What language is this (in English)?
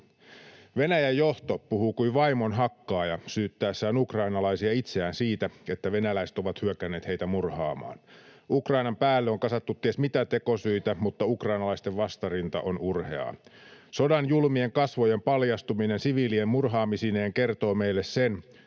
Finnish